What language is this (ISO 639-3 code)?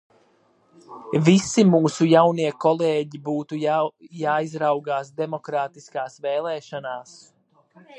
lav